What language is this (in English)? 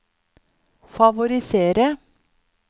Norwegian